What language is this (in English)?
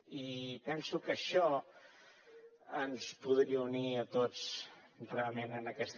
Catalan